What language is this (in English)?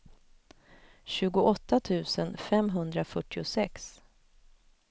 Swedish